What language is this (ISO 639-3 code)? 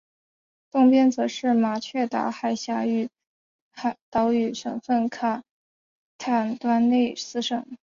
zho